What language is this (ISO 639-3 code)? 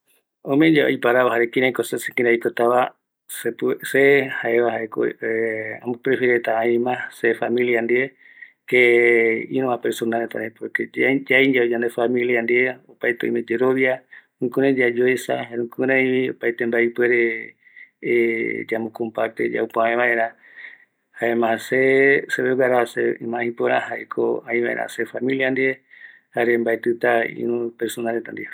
gui